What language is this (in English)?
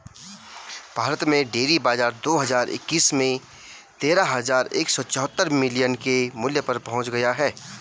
Hindi